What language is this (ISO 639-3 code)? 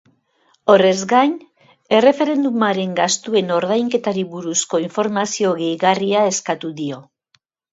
eus